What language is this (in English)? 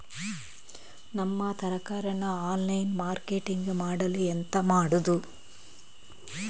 Kannada